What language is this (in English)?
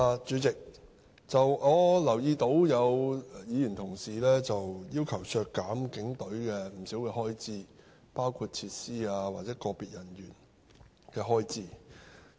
Cantonese